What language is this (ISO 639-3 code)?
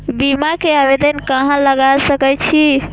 mai